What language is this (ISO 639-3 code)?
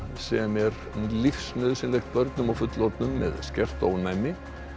isl